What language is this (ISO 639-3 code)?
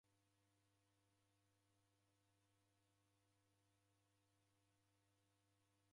dav